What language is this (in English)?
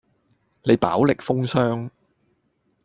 Cantonese